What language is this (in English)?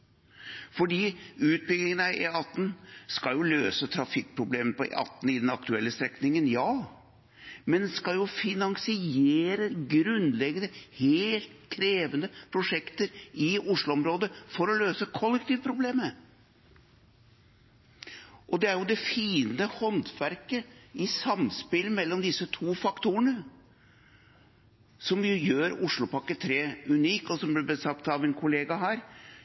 Norwegian Bokmål